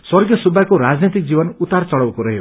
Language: Nepali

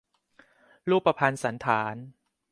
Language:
Thai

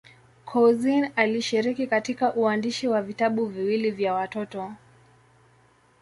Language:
Swahili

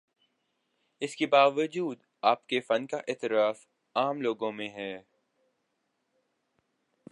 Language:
Urdu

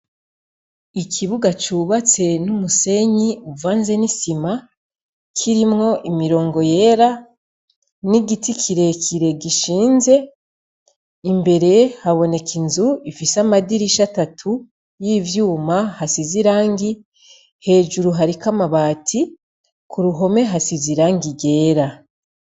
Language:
Rundi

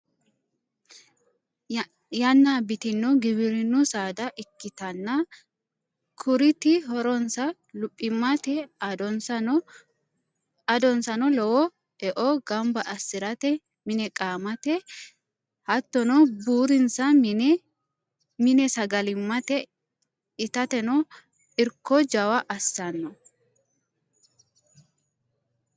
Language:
Sidamo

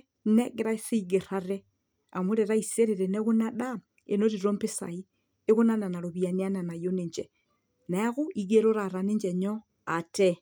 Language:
Masai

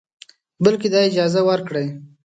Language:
Pashto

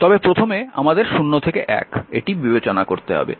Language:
Bangla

